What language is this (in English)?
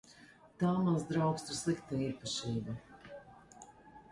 Latvian